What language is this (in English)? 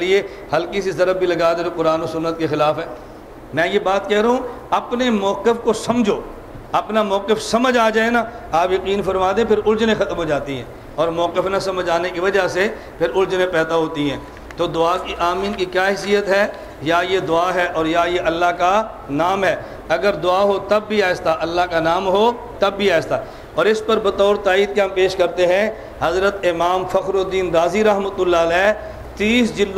Hindi